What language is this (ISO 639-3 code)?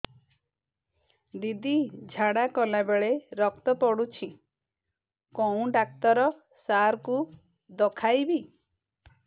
ori